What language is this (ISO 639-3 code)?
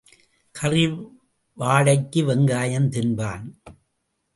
tam